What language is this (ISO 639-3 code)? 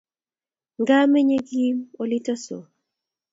kln